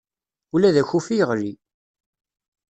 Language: Kabyle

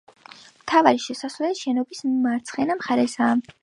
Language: Georgian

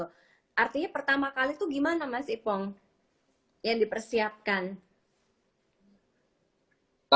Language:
Indonesian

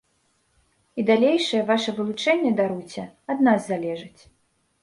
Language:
Belarusian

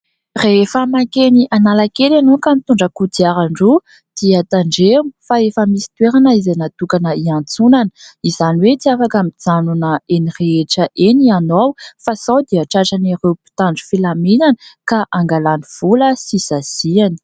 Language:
Malagasy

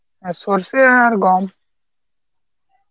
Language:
Bangla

